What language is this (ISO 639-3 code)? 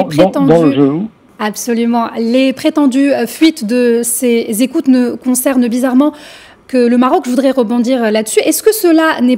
fra